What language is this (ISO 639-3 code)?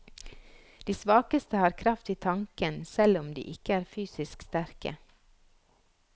nor